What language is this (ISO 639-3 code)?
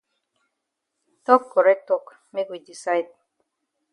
wes